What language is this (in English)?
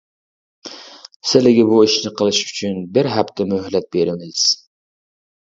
Uyghur